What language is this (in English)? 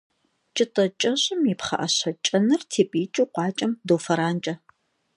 Kabardian